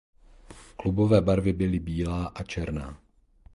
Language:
Czech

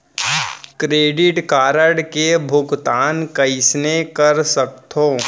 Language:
Chhattisgarhi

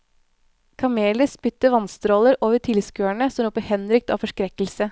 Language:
Norwegian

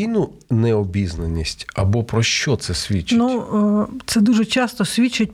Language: Ukrainian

